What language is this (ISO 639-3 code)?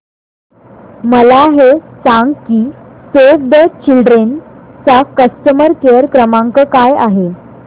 mar